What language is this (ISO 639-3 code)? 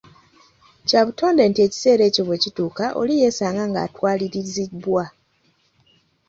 lug